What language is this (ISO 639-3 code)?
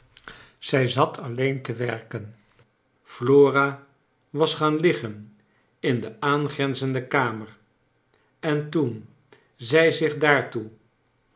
nld